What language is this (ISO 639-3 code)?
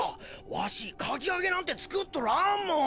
jpn